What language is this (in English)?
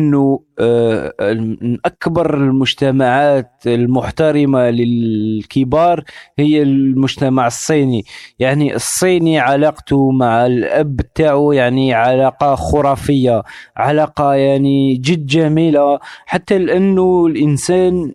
Arabic